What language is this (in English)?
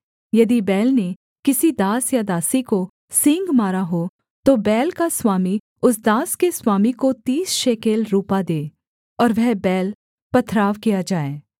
Hindi